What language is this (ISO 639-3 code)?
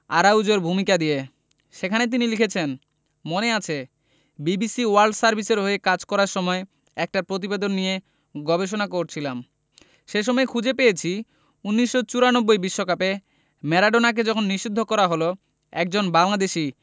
ben